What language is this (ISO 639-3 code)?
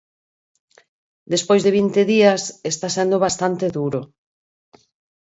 glg